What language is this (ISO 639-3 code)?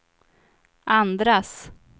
swe